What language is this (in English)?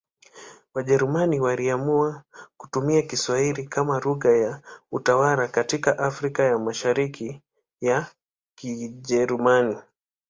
Swahili